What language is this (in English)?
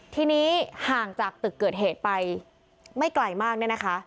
Thai